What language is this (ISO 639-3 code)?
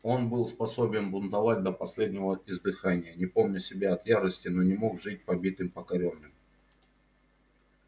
rus